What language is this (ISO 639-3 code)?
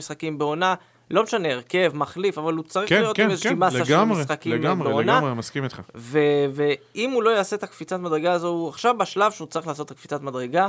heb